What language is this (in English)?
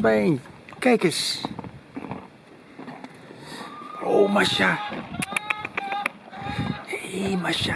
Dutch